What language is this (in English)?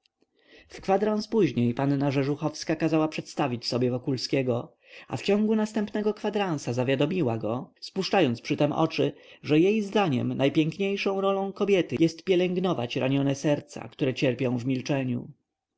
Polish